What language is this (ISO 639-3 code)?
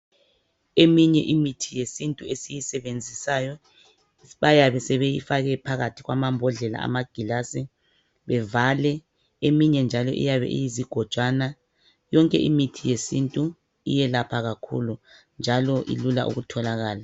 nde